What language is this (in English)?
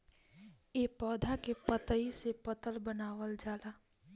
Bhojpuri